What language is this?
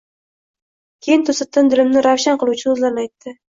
Uzbek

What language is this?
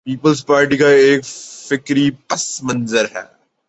Urdu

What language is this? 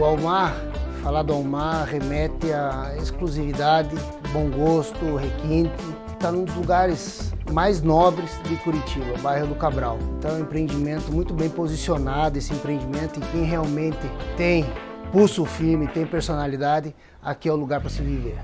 Portuguese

